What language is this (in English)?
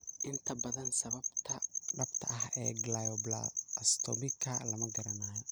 Somali